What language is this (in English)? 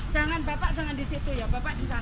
Indonesian